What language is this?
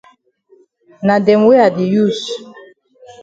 Cameroon Pidgin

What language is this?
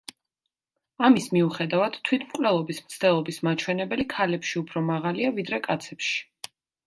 Georgian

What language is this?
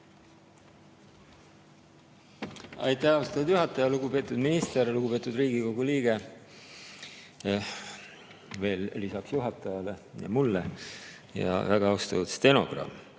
Estonian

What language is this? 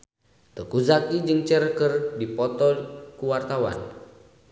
Sundanese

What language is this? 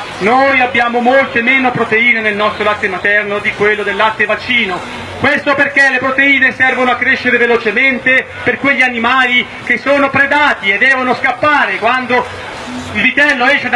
Italian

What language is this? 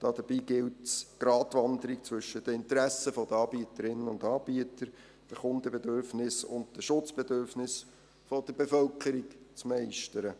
Swiss German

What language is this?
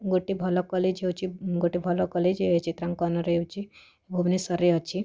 Odia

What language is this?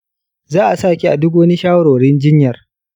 Hausa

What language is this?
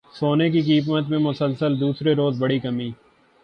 Urdu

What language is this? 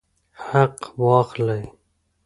Pashto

